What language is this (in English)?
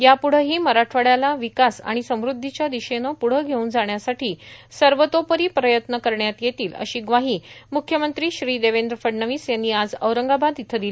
Marathi